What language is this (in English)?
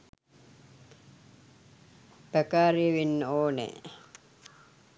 Sinhala